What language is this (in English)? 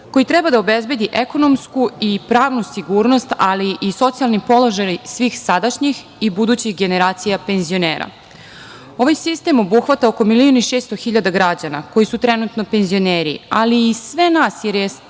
Serbian